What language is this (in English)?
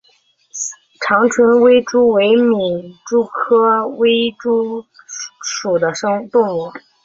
Chinese